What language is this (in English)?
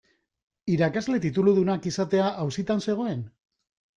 Basque